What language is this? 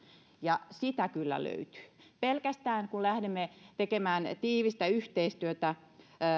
Finnish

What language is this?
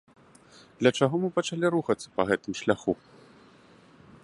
Belarusian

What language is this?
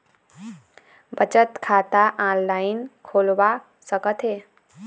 Chhattisgarhi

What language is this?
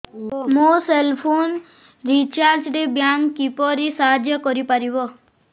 Odia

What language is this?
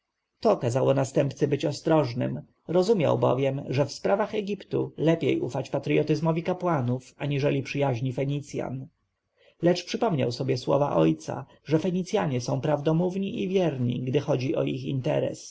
Polish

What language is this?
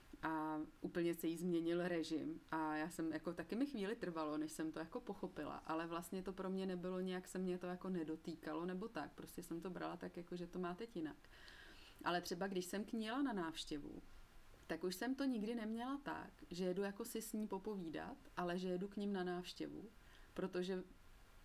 Czech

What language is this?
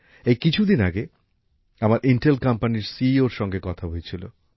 Bangla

